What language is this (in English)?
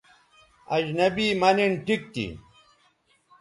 Bateri